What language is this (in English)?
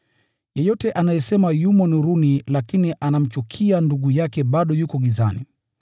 Swahili